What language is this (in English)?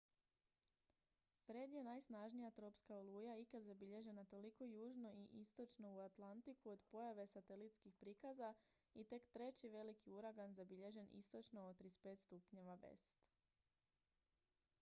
Croatian